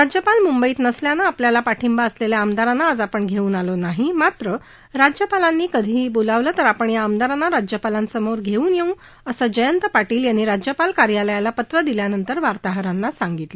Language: Marathi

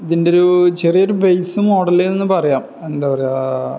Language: Malayalam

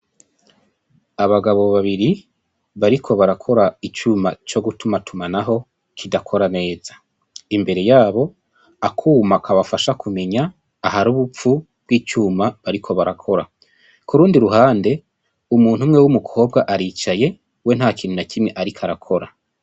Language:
Rundi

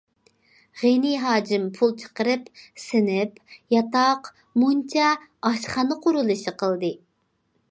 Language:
Uyghur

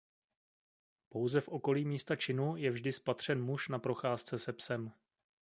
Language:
Czech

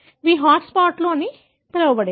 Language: Telugu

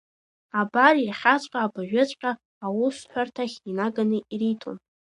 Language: Abkhazian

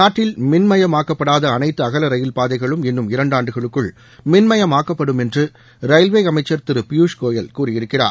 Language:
Tamil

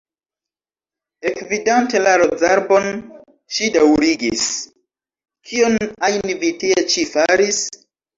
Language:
Esperanto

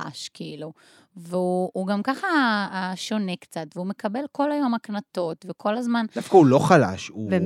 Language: Hebrew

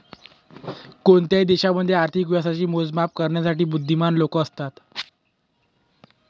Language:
Marathi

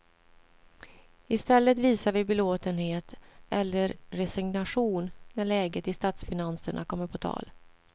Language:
Swedish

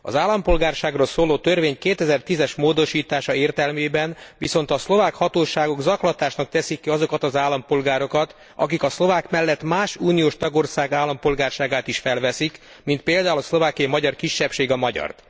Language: Hungarian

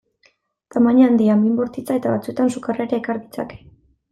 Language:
Basque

